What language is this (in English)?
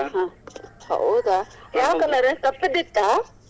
Kannada